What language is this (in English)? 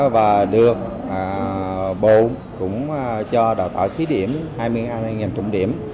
Vietnamese